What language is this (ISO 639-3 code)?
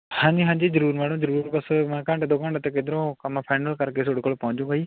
pan